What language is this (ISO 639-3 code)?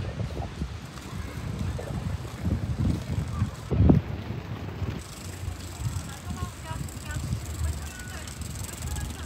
ind